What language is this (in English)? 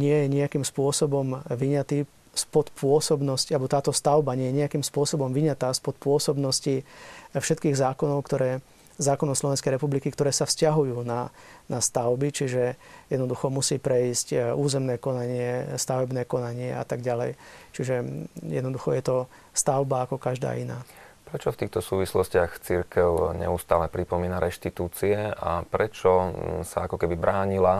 Slovak